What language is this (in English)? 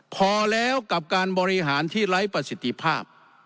Thai